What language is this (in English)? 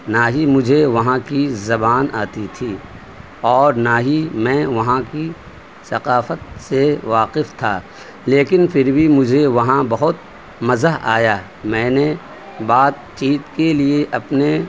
Urdu